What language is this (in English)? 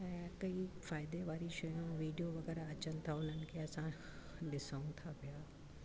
Sindhi